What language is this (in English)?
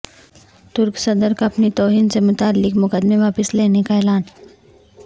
Urdu